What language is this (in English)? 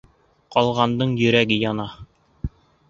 Bashkir